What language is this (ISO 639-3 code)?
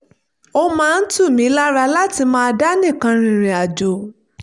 yor